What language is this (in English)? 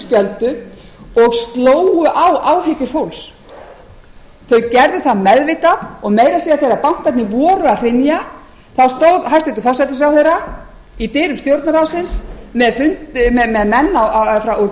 Icelandic